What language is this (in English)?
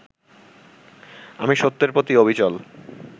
Bangla